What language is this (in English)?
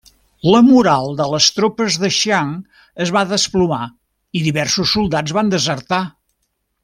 Catalan